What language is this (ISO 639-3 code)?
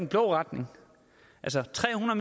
dan